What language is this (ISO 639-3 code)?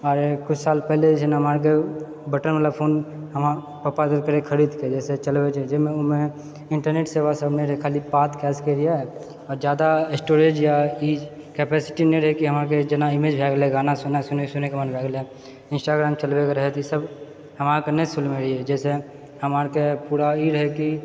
mai